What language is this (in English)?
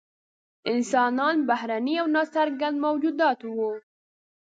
Pashto